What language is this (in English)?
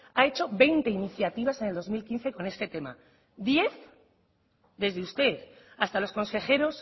Spanish